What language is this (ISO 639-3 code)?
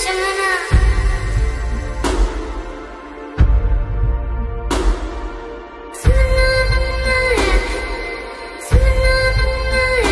pol